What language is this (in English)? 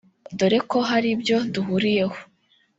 Kinyarwanda